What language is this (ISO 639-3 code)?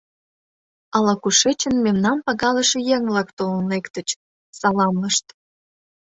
chm